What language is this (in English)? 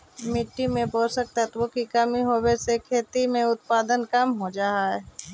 Magahi